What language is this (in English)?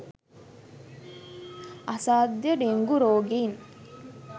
Sinhala